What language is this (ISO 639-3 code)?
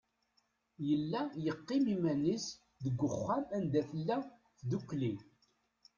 kab